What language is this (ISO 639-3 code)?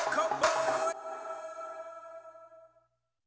isl